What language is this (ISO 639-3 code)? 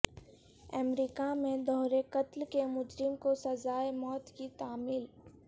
urd